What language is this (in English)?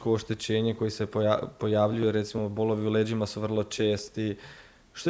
Croatian